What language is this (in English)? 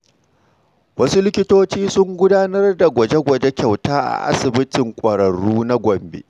Hausa